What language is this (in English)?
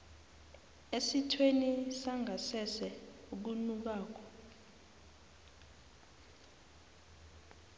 South Ndebele